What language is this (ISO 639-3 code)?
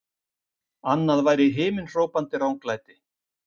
isl